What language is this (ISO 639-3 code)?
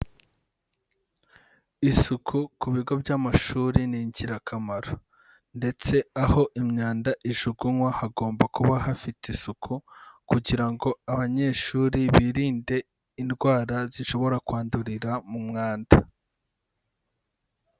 kin